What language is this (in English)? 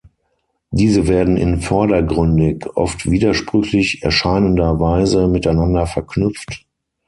German